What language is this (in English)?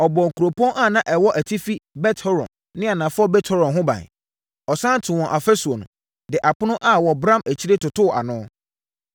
Akan